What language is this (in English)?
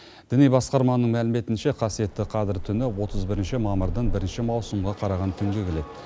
Kazakh